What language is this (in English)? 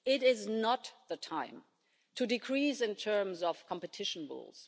English